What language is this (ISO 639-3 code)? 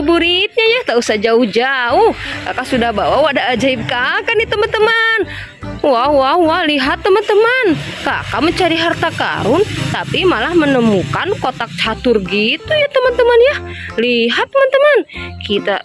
ind